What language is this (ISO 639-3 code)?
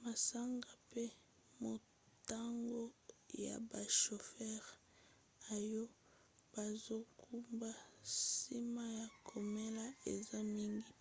lin